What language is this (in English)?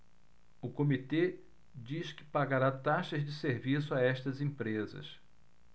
Portuguese